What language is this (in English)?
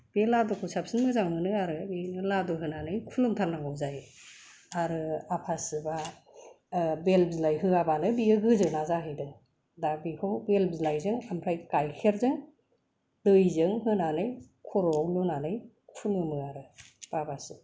Bodo